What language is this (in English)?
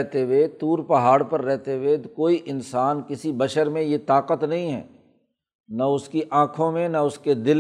Urdu